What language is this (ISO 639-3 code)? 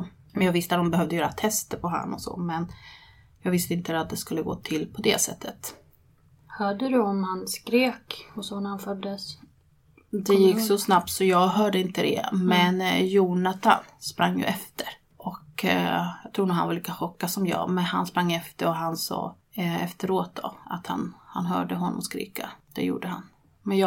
swe